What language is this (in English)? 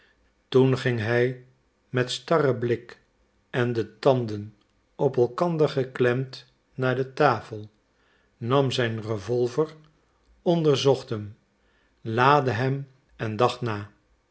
Dutch